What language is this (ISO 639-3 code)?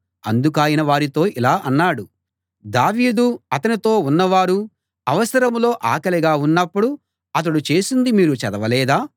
tel